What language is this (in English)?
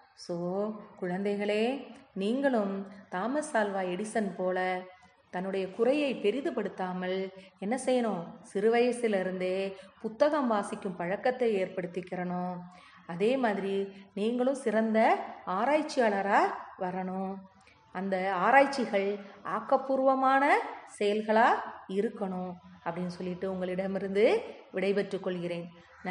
Tamil